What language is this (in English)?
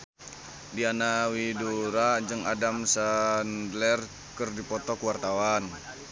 Sundanese